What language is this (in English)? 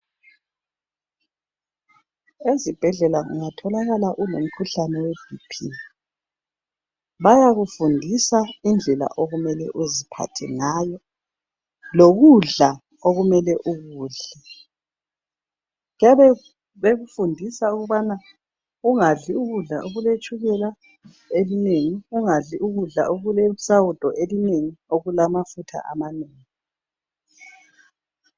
North Ndebele